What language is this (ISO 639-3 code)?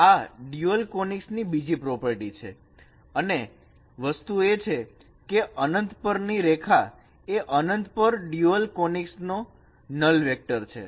guj